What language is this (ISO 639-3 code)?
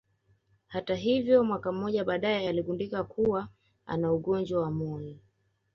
swa